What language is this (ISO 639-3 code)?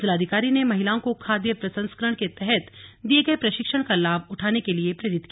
hin